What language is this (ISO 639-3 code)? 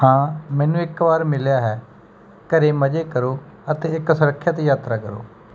pan